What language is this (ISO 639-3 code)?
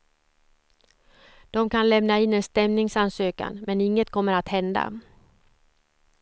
swe